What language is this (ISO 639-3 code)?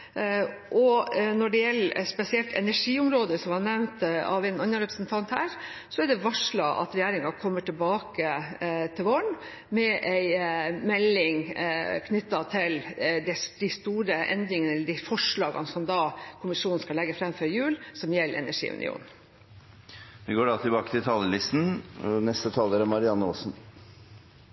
nor